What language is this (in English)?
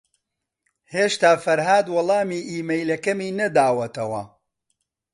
Central Kurdish